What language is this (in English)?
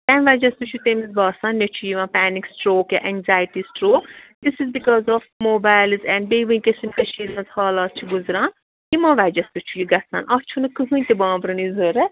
Kashmiri